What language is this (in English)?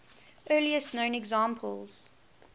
English